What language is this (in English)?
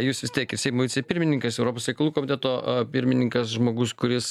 Lithuanian